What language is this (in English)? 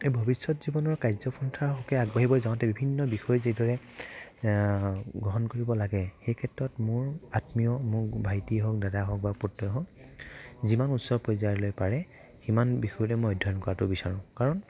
Assamese